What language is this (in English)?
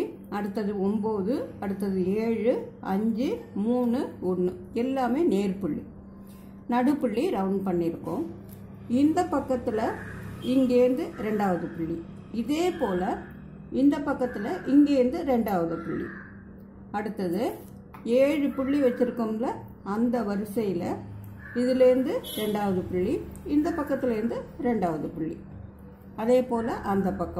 Tamil